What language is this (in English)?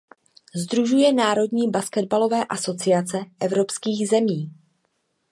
Czech